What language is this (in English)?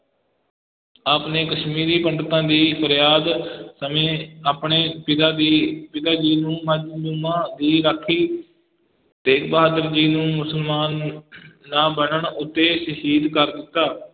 Punjabi